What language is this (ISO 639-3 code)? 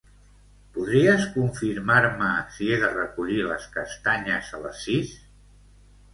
cat